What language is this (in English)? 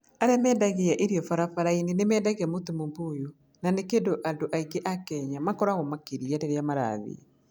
Kikuyu